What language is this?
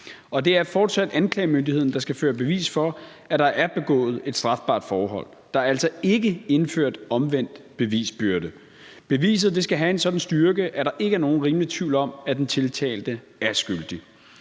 Danish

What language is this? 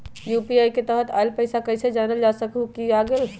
Magahi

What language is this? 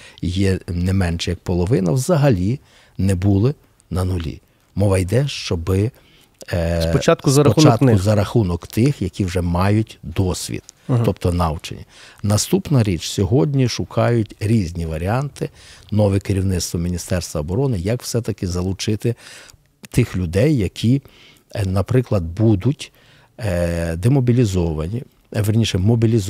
Ukrainian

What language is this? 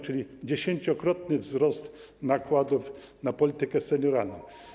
Polish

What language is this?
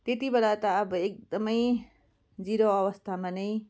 Nepali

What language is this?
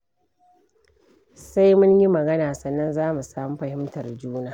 Hausa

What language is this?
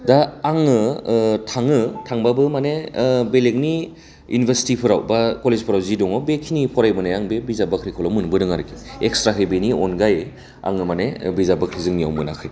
Bodo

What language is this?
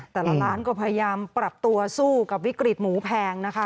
Thai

